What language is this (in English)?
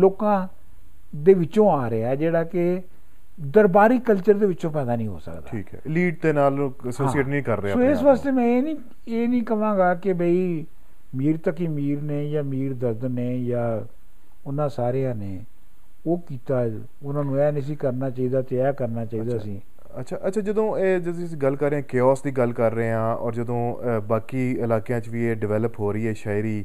Punjabi